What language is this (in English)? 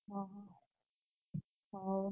Odia